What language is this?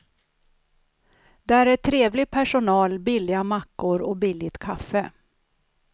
Swedish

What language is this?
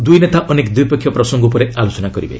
Odia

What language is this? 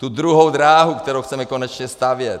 Czech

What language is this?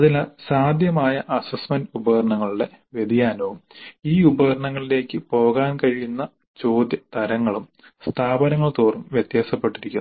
Malayalam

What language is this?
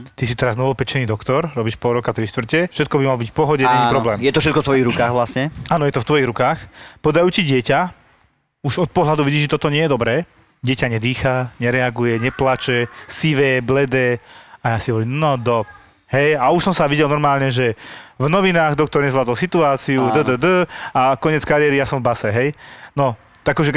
Slovak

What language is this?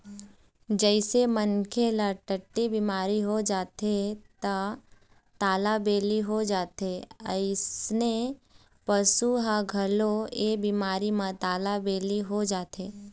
Chhattisgarhi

